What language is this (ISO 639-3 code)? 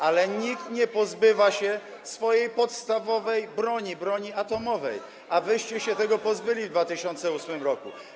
pol